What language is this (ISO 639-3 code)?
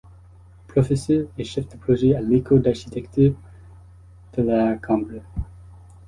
fra